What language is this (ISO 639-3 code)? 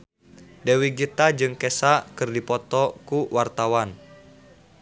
sun